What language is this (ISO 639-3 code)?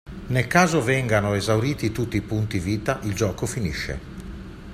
ita